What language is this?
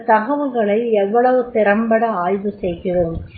Tamil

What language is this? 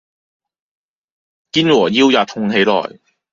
Cantonese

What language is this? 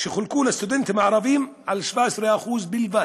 Hebrew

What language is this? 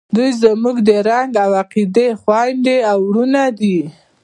Pashto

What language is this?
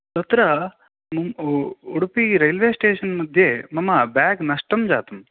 Sanskrit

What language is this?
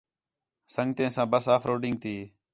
Khetrani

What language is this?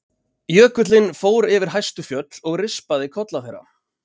Icelandic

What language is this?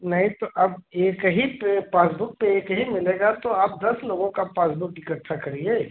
Hindi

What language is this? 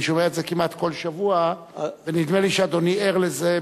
Hebrew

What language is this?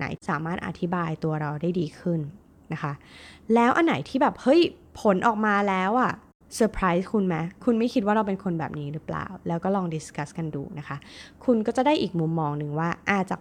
Thai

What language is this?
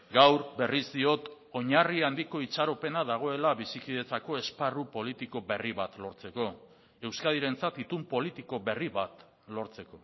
Basque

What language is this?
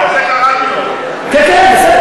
Hebrew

